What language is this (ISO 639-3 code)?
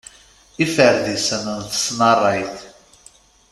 kab